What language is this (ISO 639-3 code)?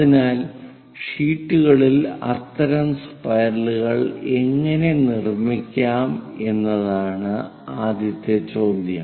mal